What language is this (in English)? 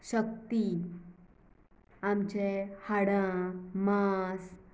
Konkani